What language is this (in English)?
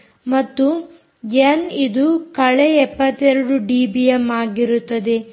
Kannada